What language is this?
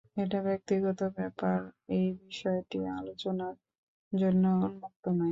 Bangla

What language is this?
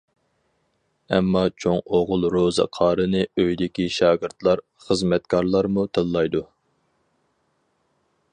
Uyghur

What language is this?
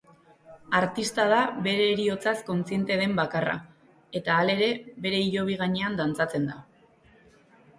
Basque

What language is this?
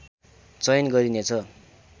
Nepali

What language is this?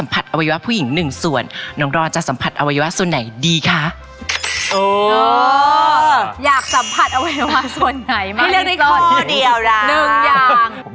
Thai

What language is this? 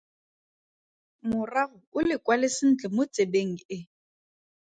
Tswana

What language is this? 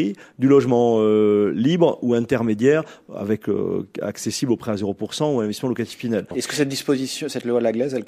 French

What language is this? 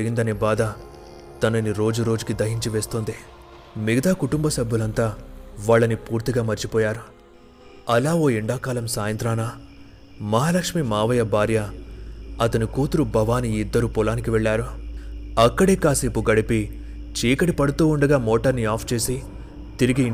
Telugu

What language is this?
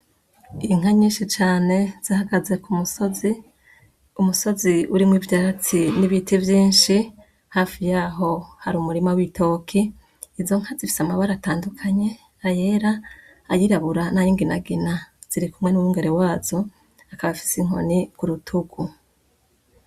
Rundi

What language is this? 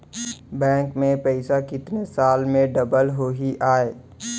Chhattisgarhi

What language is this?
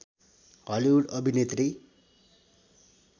Nepali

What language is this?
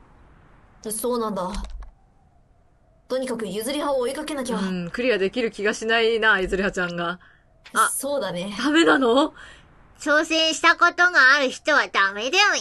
Japanese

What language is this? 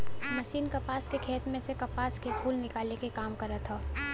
Bhojpuri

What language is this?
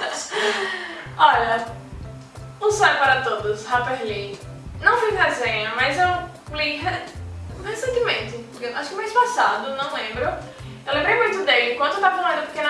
Portuguese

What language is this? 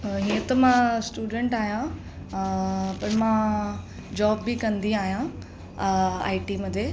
Sindhi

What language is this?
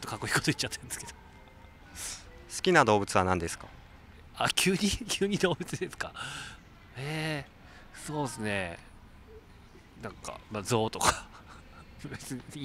Japanese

